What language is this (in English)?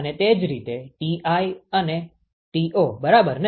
Gujarati